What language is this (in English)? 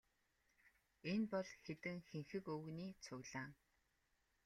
Mongolian